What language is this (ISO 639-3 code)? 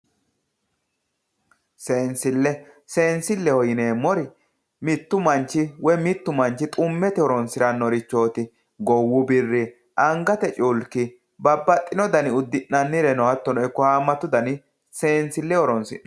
sid